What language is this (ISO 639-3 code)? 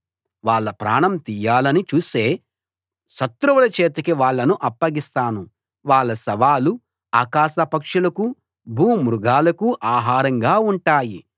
tel